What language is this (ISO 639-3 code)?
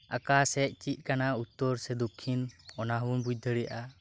sat